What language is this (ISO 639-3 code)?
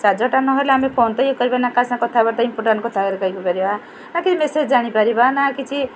ori